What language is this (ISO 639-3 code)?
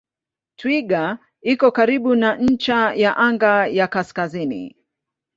swa